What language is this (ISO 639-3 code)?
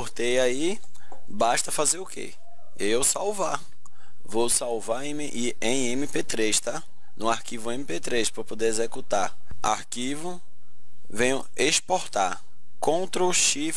por